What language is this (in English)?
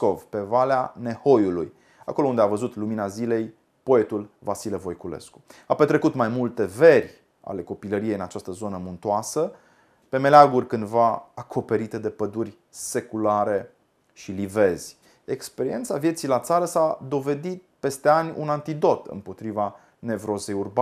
Romanian